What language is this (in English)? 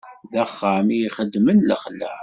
Kabyle